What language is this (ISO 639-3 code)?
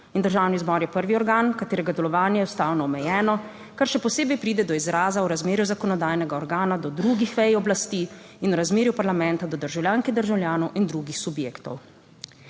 slv